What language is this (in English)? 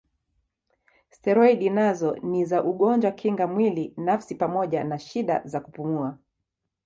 Swahili